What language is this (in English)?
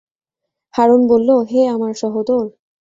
Bangla